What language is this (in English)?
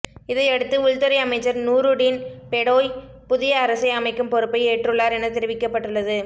Tamil